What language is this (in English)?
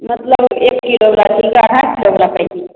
Maithili